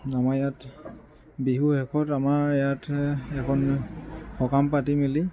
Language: Assamese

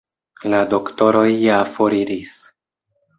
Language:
Esperanto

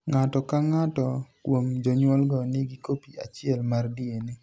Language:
Luo (Kenya and Tanzania)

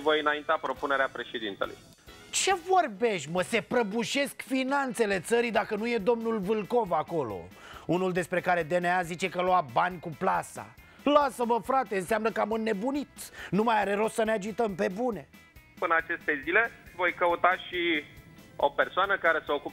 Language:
Romanian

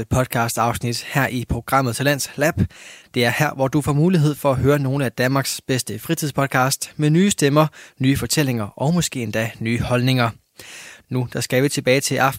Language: Danish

